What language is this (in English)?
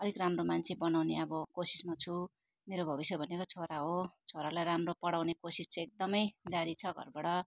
Nepali